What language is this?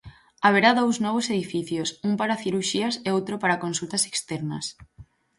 Galician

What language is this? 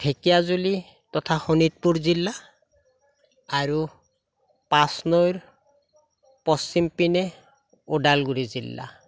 Assamese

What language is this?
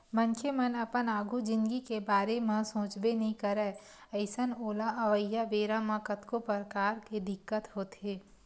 Chhattisgarhi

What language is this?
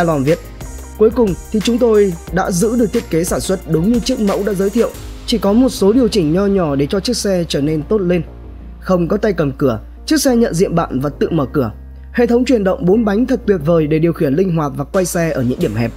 Vietnamese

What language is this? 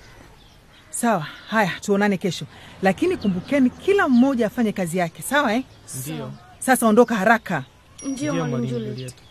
Swahili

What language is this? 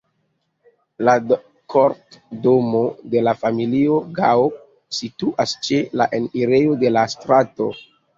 Esperanto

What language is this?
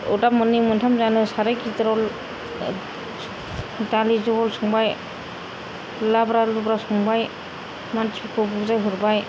Bodo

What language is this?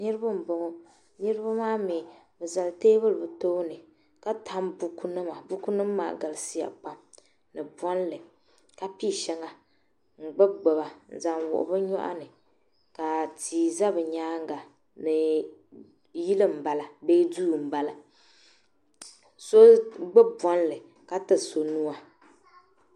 Dagbani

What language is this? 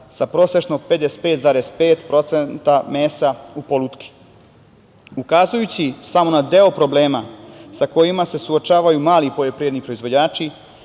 Serbian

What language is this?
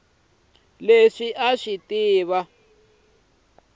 Tsonga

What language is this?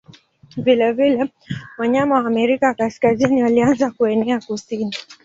Swahili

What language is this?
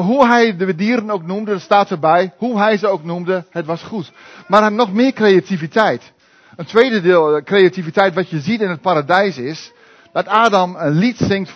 Dutch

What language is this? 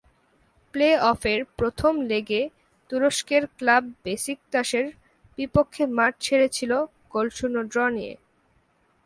Bangla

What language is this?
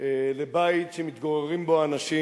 Hebrew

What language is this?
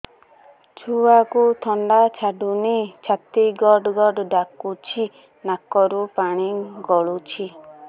Odia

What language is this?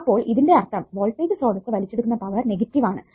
Malayalam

